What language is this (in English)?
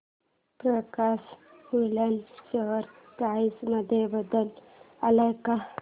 Marathi